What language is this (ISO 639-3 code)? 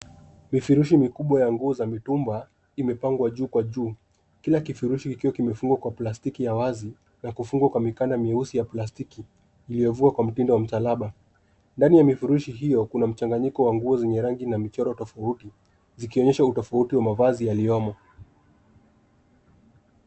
swa